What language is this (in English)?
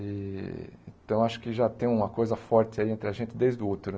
Portuguese